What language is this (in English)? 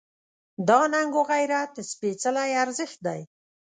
Pashto